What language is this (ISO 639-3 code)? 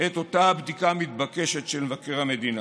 heb